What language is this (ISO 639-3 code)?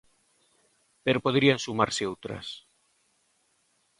glg